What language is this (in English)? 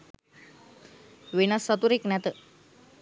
Sinhala